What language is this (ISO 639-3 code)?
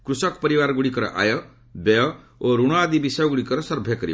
ori